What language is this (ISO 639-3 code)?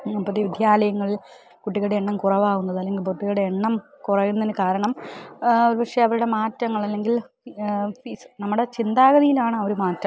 mal